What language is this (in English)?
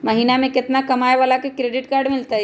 Magahi